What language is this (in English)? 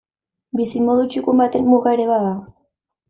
Basque